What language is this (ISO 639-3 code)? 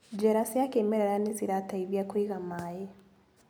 kik